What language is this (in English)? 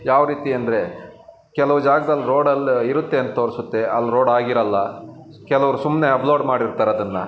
Kannada